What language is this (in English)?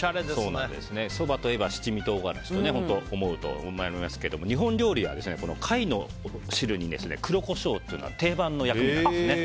Japanese